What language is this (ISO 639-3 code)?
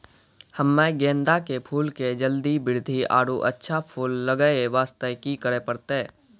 mai